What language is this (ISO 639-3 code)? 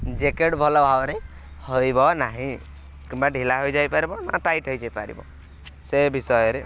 ori